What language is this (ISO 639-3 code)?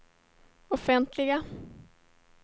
swe